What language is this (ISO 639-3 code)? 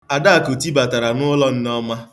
ibo